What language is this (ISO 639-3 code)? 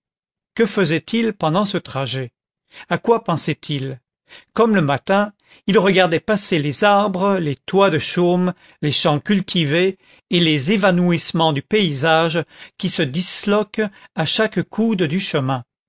fra